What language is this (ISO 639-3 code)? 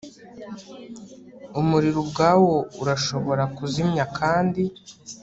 kin